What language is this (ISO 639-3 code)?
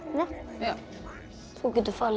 isl